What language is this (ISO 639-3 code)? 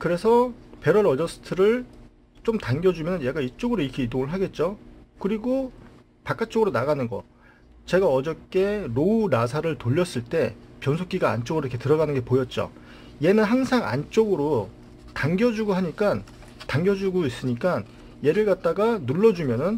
kor